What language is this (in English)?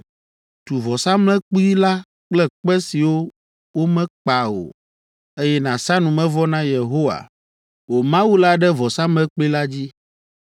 Ewe